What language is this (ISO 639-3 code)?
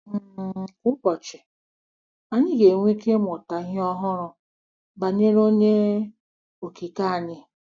ibo